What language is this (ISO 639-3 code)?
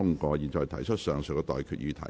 yue